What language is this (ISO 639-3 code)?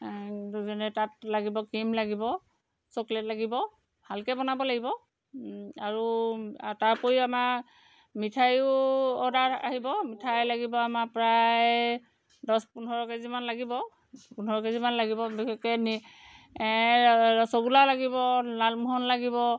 asm